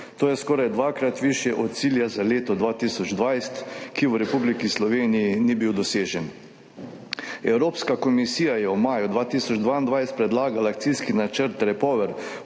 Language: Slovenian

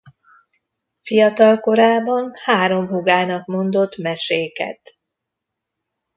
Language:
Hungarian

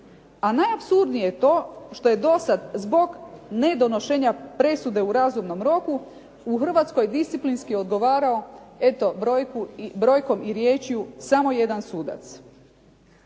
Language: Croatian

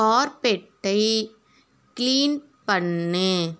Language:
Tamil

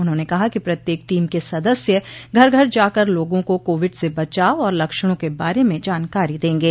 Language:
Hindi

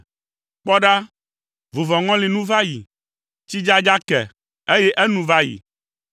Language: Ewe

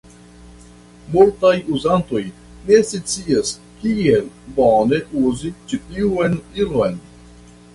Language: Esperanto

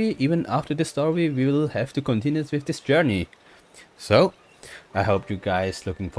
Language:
English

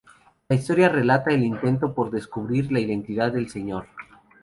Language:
Spanish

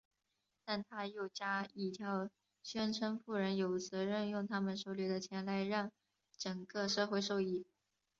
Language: Chinese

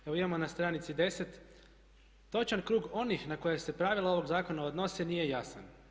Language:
Croatian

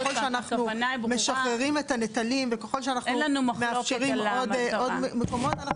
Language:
Hebrew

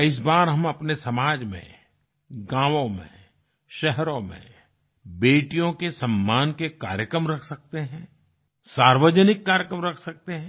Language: Hindi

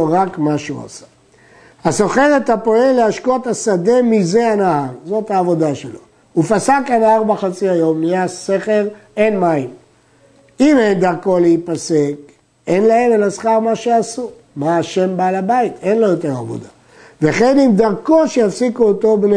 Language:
Hebrew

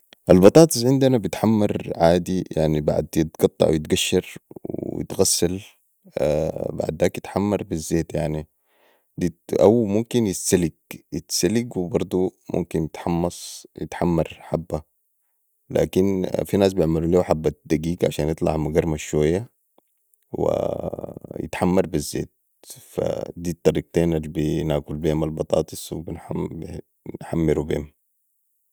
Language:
Sudanese Arabic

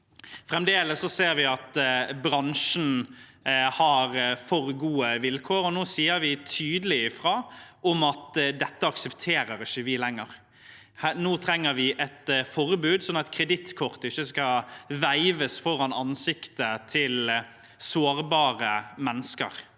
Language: Norwegian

